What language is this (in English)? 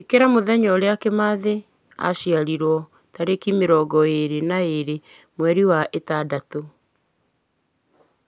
Kikuyu